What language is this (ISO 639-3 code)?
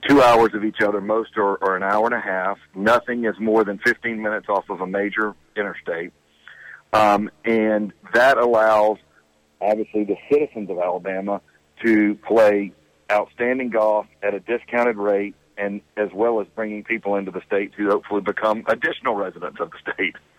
eng